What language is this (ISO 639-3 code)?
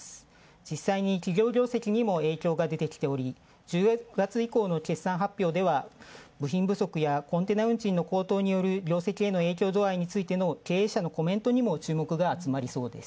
jpn